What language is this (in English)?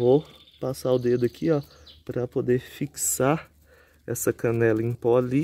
Portuguese